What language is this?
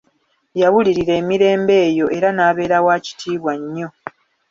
Ganda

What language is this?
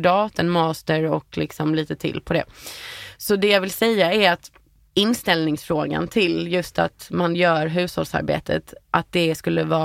Swedish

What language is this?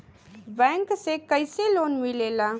Bhojpuri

